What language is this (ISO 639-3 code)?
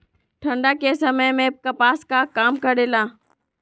mag